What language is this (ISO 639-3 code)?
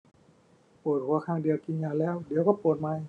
tha